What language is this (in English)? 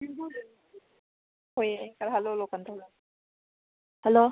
Manipuri